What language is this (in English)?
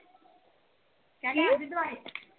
Punjabi